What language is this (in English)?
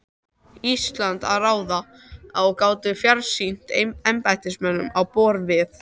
Icelandic